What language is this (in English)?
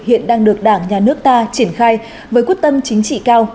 Vietnamese